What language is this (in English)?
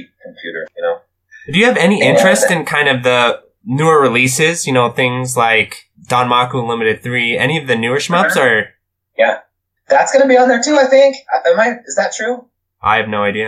English